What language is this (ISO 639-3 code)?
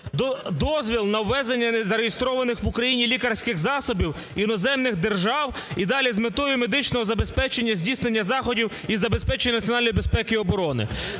ukr